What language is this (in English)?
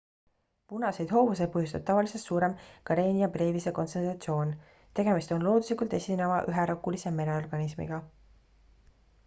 Estonian